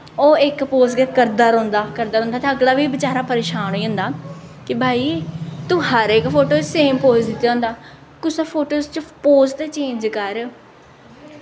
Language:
Dogri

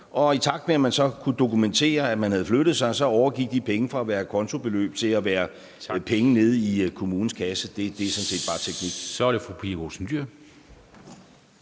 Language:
Danish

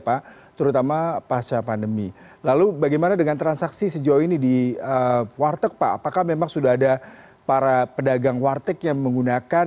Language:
Indonesian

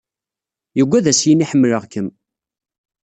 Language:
Kabyle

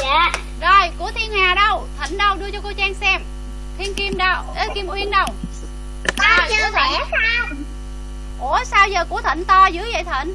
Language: Vietnamese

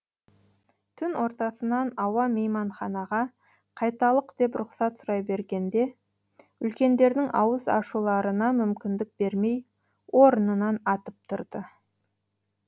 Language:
Kazakh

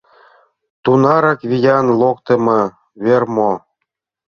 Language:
Mari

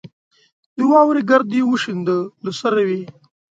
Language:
Pashto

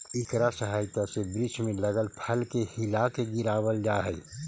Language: Magahi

